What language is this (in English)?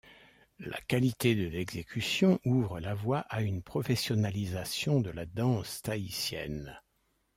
French